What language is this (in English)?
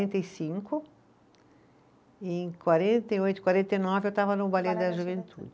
Portuguese